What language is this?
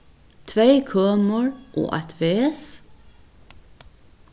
Faroese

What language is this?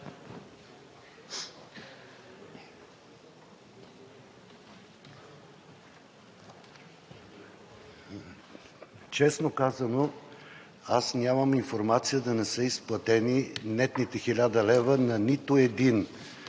Bulgarian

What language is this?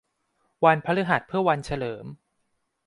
Thai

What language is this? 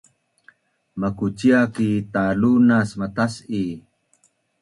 Bunun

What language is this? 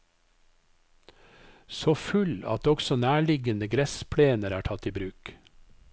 Norwegian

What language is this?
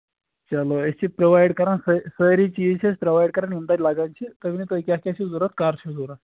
Kashmiri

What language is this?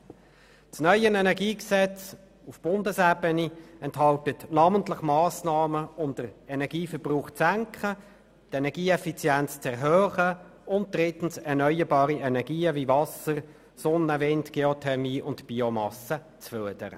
Swiss German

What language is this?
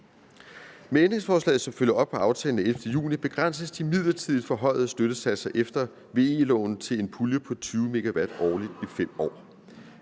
Danish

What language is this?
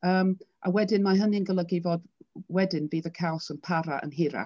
Welsh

